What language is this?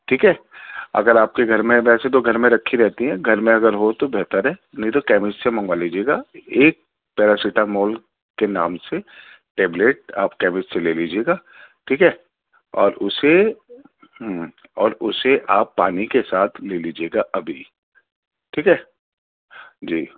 Urdu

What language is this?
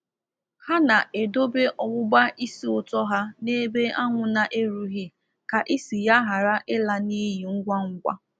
Igbo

